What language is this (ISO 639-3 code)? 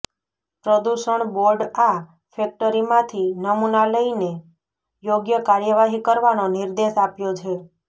guj